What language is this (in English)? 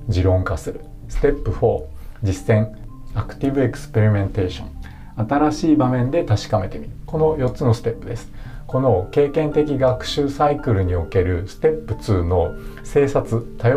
Japanese